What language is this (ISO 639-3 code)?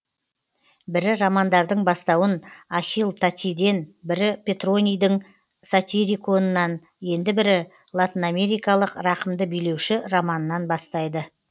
kaz